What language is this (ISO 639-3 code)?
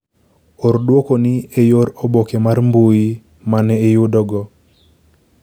luo